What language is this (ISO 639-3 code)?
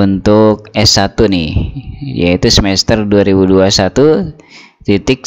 ind